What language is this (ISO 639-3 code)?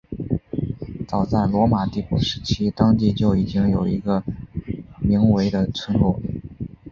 zho